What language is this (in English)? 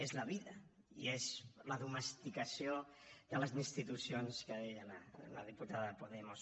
Catalan